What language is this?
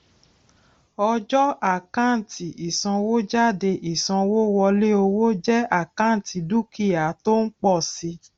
Yoruba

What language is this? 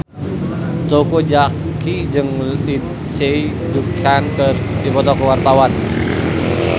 Sundanese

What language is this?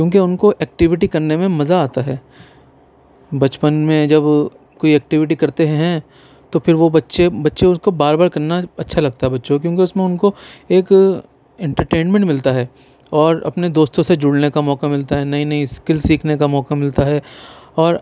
Urdu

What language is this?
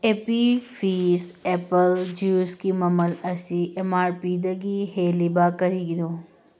Manipuri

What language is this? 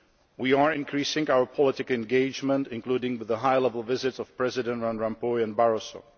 English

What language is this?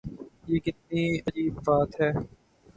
Urdu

